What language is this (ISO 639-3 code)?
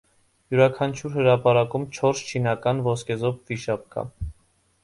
hye